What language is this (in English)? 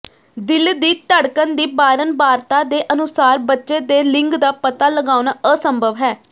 Punjabi